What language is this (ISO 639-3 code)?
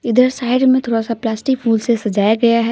hin